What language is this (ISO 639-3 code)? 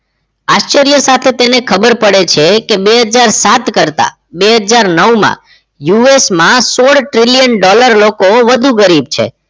guj